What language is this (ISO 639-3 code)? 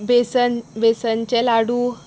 kok